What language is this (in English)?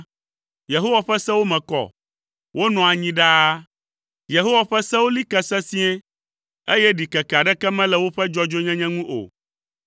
Ewe